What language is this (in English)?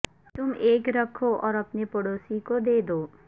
Urdu